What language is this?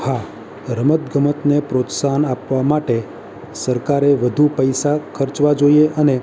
Gujarati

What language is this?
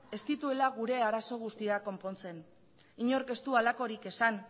Basque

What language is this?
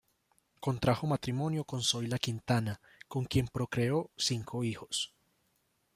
Spanish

